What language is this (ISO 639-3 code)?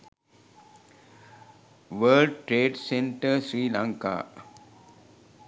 sin